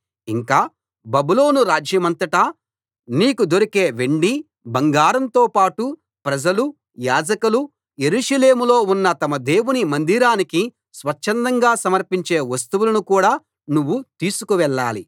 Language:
Telugu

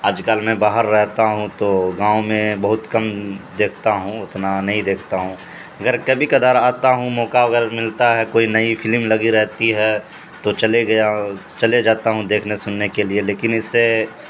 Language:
Urdu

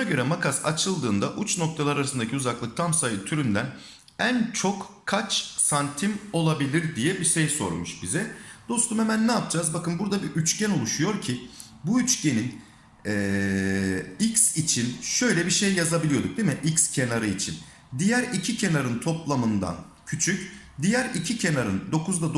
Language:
Turkish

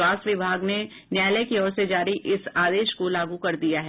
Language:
Hindi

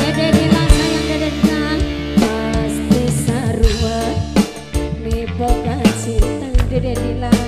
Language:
Indonesian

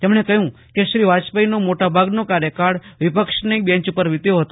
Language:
Gujarati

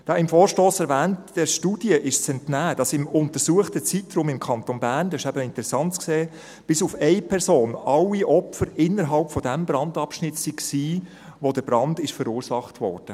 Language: Swiss German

